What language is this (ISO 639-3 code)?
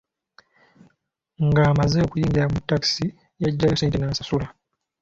lug